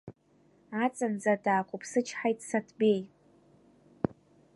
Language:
Abkhazian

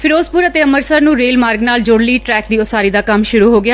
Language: Punjabi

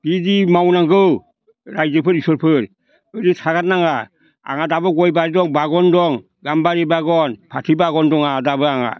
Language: Bodo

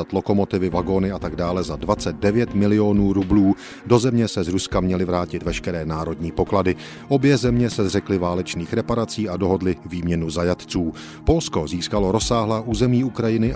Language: Czech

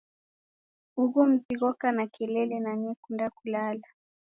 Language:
Taita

